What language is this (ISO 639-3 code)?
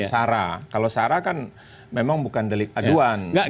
ind